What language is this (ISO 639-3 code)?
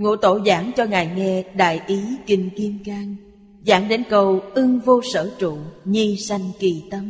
vie